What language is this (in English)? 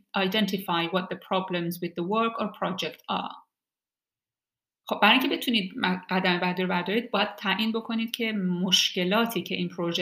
Persian